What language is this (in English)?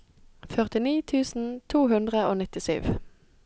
Norwegian